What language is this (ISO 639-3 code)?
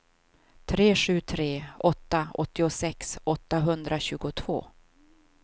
swe